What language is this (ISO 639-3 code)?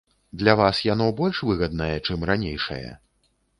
bel